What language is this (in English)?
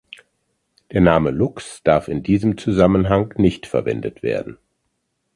German